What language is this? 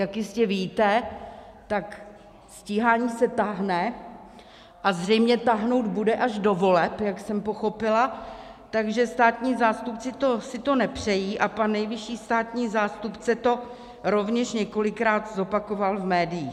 Czech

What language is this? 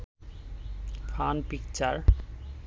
Bangla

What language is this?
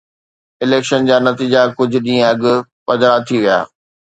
Sindhi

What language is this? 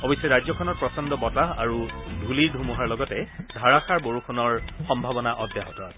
Assamese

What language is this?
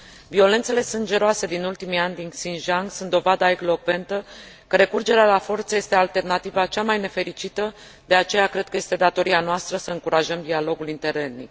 Romanian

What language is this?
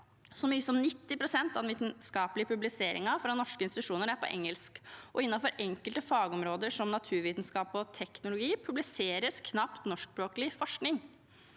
Norwegian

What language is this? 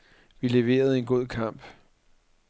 Danish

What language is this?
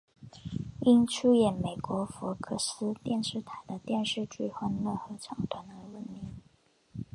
Chinese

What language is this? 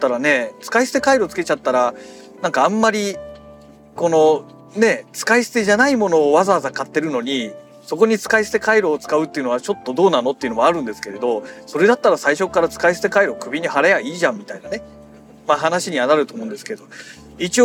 Japanese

